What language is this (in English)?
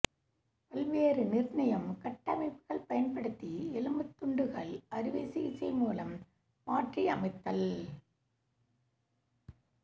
Tamil